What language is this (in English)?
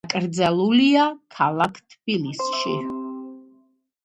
Georgian